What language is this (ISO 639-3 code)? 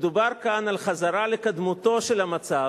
heb